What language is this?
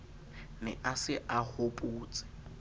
Southern Sotho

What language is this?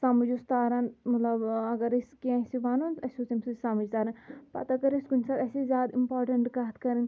Kashmiri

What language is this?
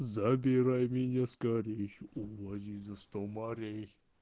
Russian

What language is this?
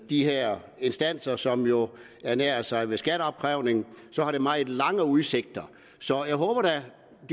Danish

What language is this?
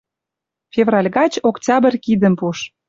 Western Mari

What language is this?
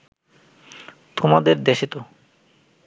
Bangla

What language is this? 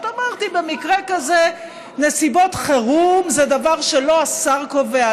Hebrew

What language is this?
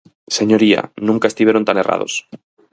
Galician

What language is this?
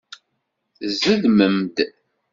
Kabyle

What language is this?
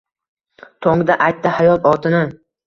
Uzbek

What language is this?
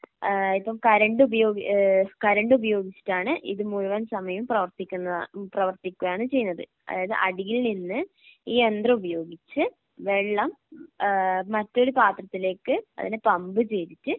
Malayalam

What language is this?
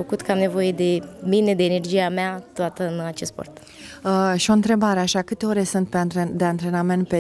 Romanian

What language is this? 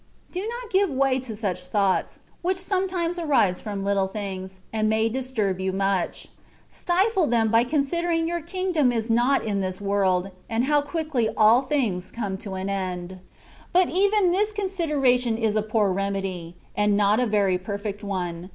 English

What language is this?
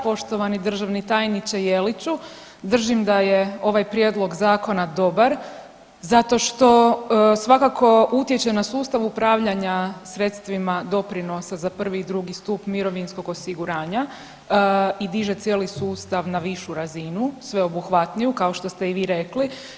Croatian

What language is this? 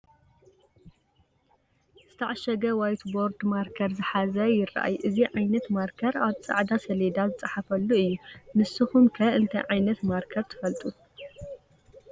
Tigrinya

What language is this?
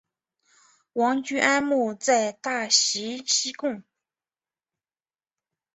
Chinese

